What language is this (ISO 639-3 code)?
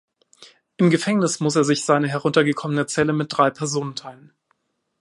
deu